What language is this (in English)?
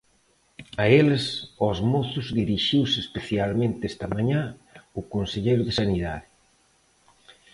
Galician